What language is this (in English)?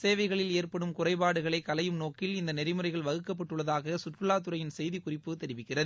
Tamil